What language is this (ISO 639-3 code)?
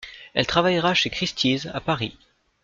fra